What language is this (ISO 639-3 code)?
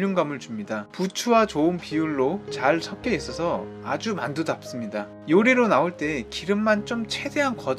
kor